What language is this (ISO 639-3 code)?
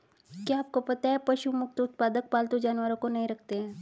hin